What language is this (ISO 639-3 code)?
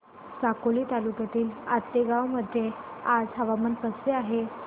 mar